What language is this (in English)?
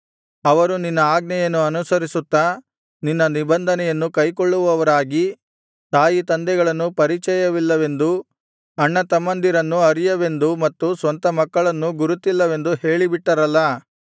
Kannada